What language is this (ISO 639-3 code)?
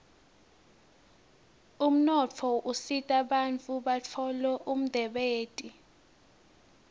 ssw